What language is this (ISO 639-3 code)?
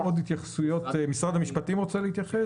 heb